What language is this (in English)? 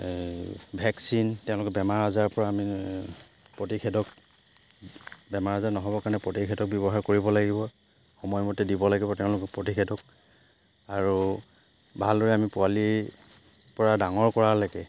Assamese